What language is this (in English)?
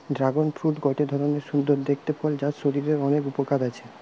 Bangla